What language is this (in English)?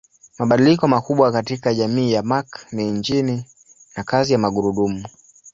Swahili